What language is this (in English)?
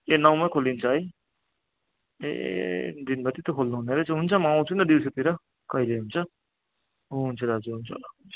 Nepali